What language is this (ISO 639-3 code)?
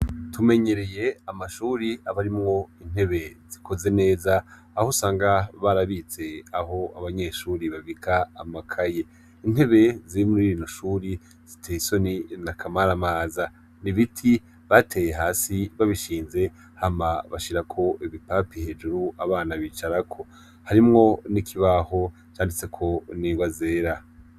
run